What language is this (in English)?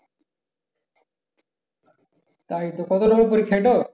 Bangla